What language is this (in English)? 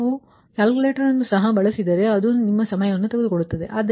Kannada